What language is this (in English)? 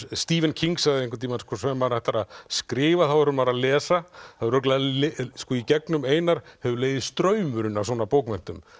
Icelandic